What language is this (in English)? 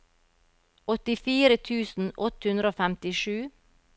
Norwegian